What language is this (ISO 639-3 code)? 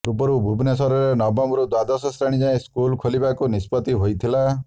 ori